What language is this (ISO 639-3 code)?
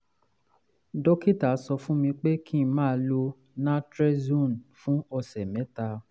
yor